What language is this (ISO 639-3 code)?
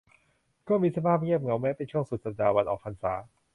tha